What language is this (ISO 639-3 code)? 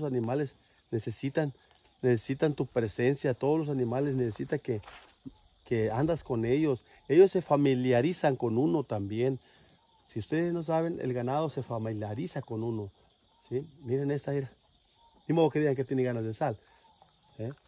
spa